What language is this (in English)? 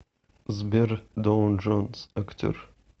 Russian